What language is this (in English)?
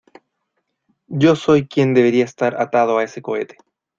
Spanish